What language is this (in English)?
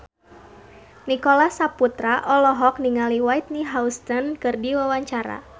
Sundanese